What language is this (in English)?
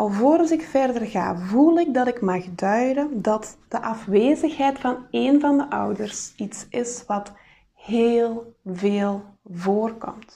Dutch